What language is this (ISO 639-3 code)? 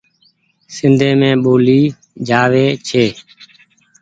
gig